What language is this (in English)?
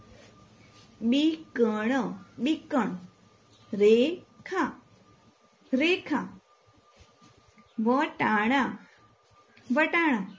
Gujarati